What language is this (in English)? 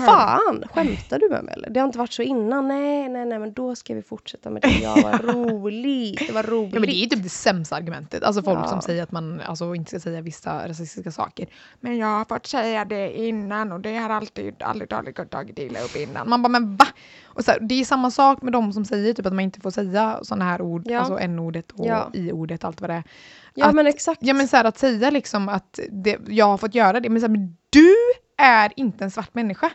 Swedish